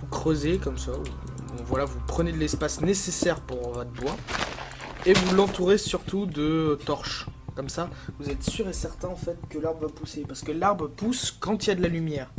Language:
French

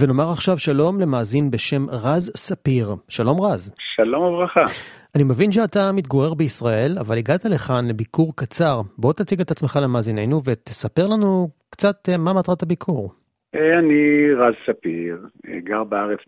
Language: Hebrew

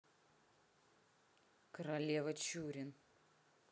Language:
Russian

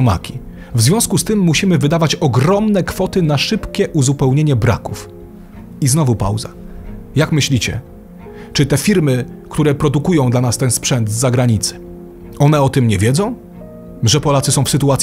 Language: Polish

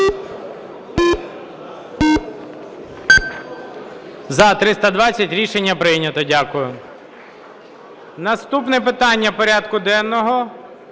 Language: Ukrainian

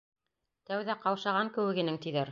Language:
Bashkir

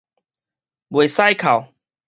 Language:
Min Nan Chinese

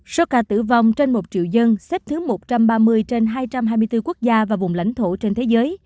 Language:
Vietnamese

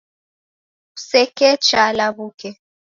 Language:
Taita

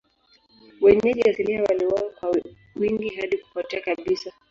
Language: Swahili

